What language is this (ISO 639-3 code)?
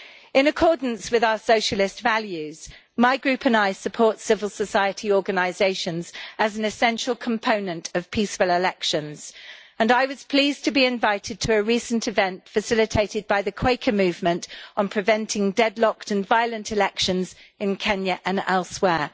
eng